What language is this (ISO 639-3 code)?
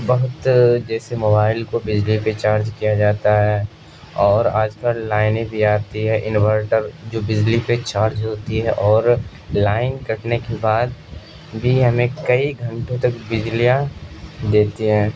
urd